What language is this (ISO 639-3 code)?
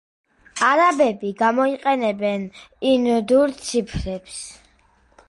kat